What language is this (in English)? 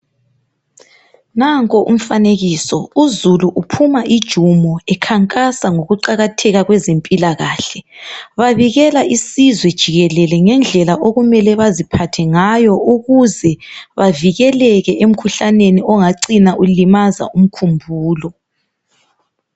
North Ndebele